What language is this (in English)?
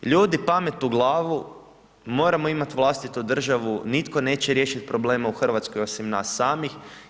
Croatian